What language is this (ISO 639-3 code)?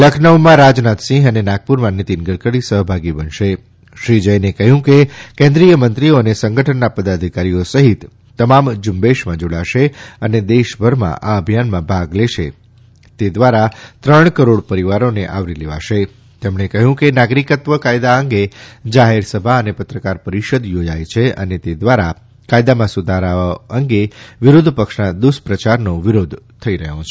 guj